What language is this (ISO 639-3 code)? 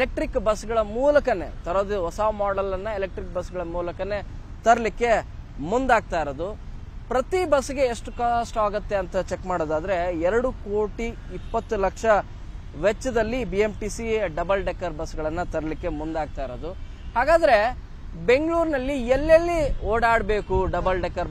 kan